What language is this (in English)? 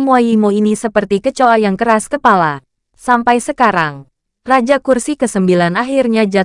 Indonesian